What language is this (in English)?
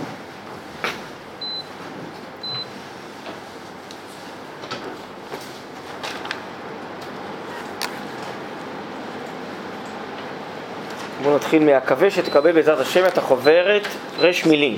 Hebrew